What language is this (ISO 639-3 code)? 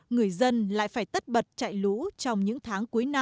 vie